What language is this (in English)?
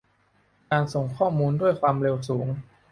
Thai